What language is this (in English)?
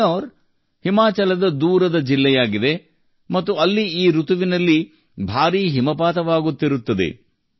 Kannada